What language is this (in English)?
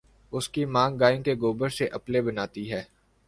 Urdu